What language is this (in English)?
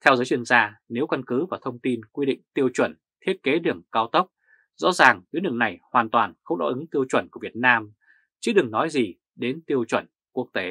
Vietnamese